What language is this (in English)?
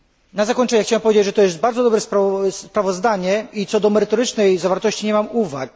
Polish